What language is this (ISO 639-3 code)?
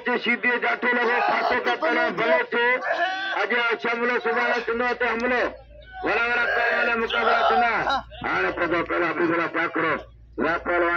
pan